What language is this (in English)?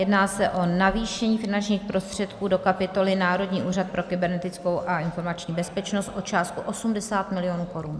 Czech